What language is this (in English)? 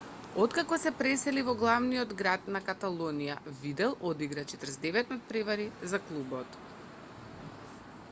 Macedonian